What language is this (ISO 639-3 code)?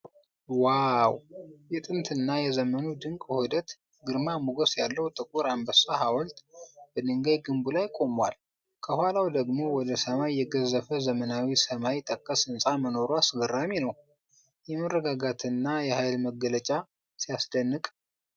amh